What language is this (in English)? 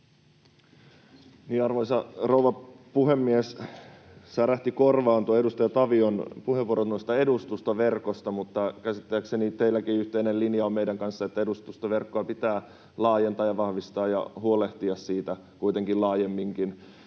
Finnish